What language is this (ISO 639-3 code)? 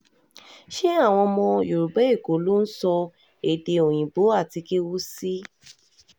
yor